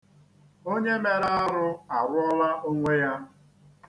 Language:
Igbo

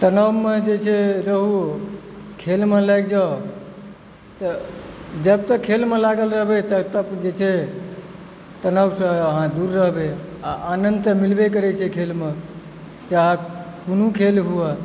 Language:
Maithili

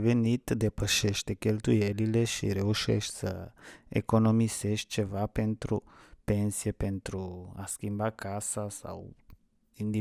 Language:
Romanian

